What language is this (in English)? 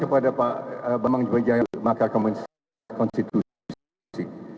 Indonesian